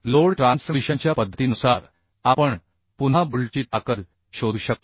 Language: Marathi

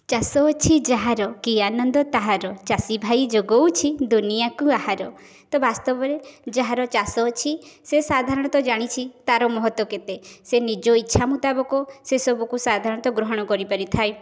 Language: Odia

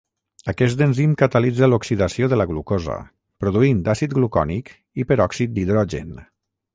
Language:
Catalan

